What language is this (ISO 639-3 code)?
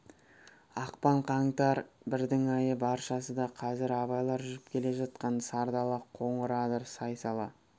kaz